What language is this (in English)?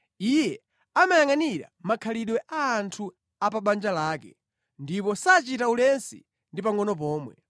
Nyanja